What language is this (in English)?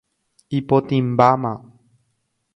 Guarani